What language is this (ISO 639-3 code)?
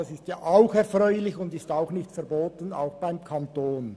gsw